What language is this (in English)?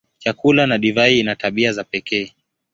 Swahili